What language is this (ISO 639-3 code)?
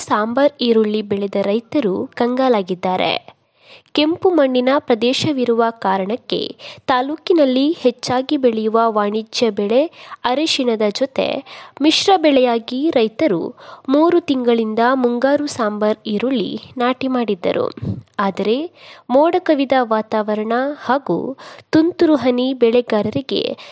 kan